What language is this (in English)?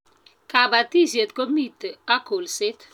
Kalenjin